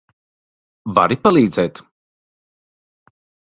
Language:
Latvian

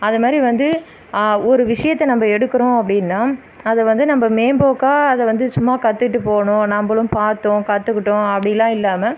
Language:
Tamil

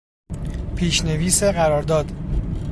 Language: Persian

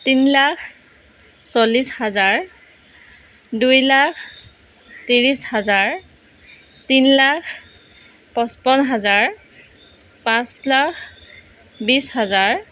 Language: Assamese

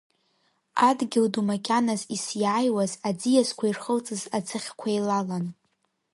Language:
Abkhazian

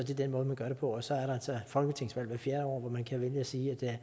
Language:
Danish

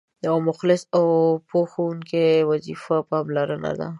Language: Pashto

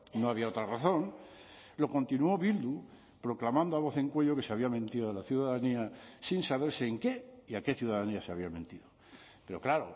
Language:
Spanish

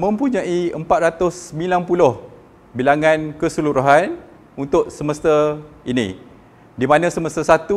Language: Malay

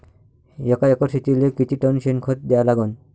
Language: Marathi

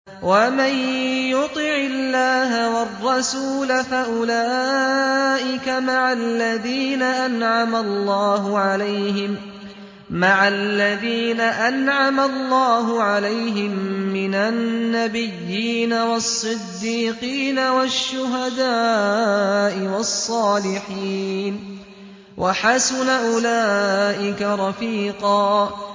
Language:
Arabic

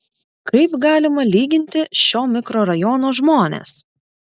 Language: Lithuanian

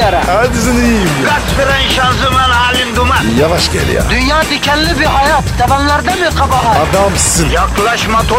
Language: Turkish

